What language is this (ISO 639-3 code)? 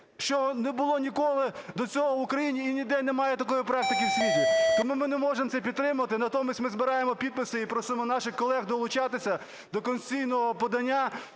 ukr